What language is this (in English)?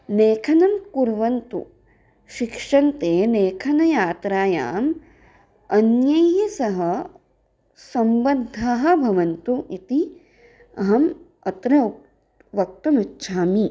Sanskrit